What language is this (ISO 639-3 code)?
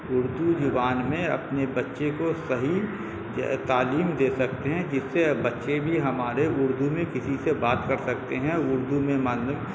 urd